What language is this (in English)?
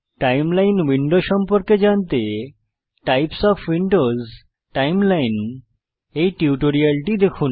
Bangla